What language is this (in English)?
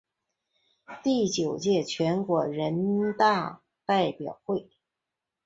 Chinese